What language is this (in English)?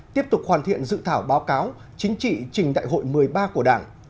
Vietnamese